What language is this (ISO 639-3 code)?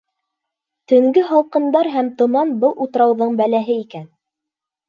bak